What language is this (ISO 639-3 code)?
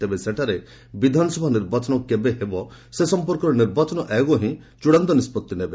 ori